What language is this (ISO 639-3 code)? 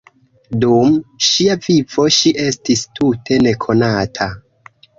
epo